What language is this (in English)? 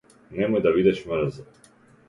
Macedonian